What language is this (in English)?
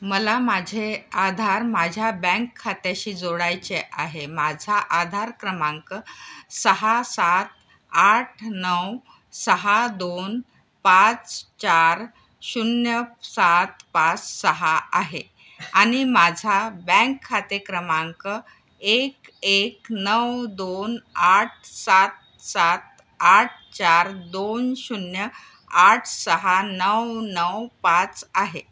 Marathi